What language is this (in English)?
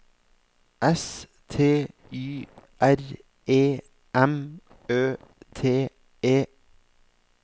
Norwegian